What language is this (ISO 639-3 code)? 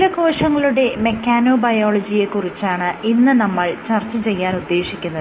mal